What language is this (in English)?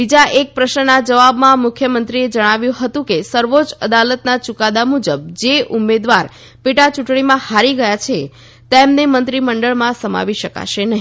Gujarati